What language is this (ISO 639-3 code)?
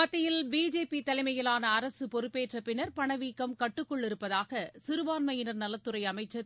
tam